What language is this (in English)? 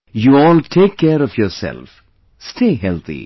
English